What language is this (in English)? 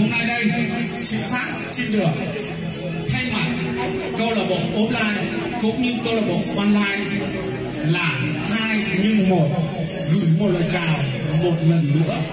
Vietnamese